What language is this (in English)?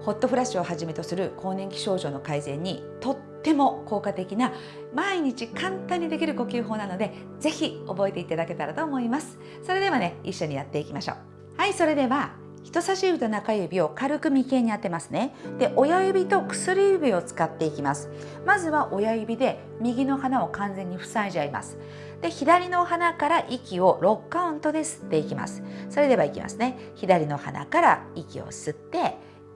Japanese